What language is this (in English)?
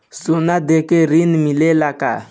Bhojpuri